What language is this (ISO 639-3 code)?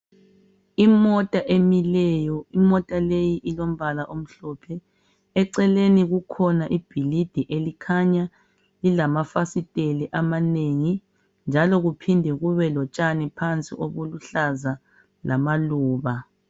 nde